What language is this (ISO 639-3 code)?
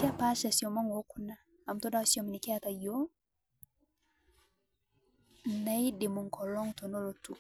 mas